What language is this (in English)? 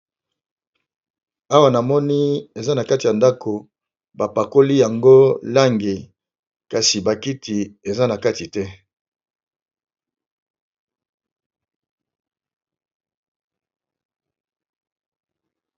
Lingala